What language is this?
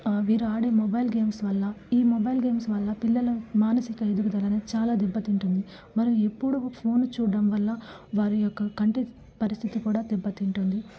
Telugu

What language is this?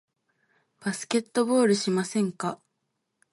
Japanese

